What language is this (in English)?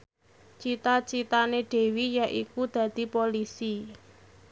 Javanese